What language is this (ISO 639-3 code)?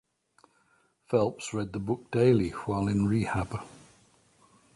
eng